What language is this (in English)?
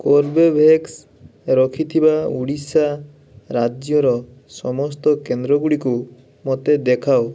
Odia